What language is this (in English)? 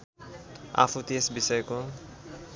Nepali